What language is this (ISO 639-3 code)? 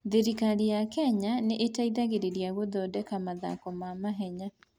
kik